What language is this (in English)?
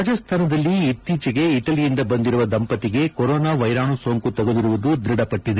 Kannada